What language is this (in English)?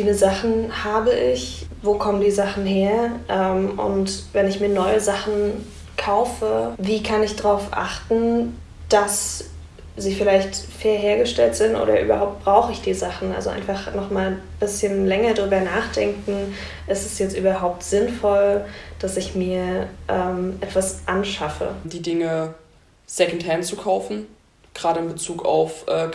German